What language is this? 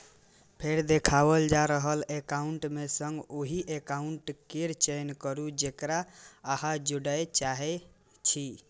Maithili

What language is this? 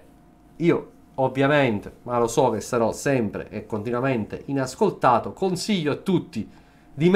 Italian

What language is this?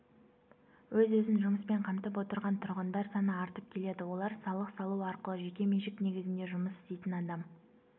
Kazakh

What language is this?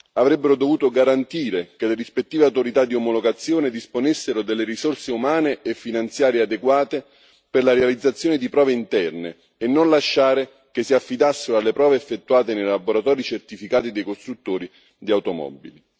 Italian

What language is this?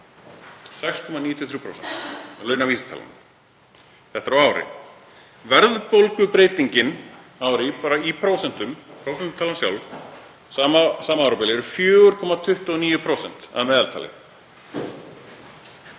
Icelandic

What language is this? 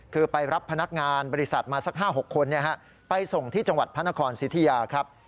Thai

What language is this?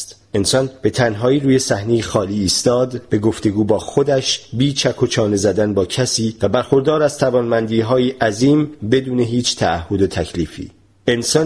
Persian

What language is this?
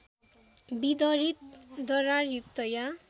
Nepali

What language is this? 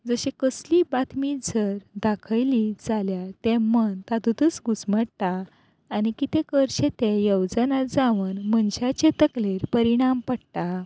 Konkani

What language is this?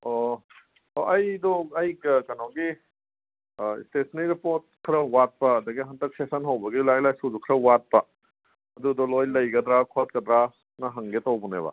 Manipuri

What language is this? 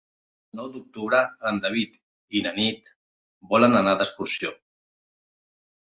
Catalan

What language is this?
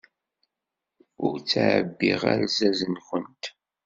Kabyle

